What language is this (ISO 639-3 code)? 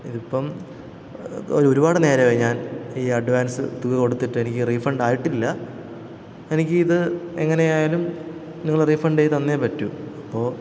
mal